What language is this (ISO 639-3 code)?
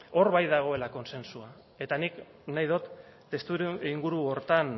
eus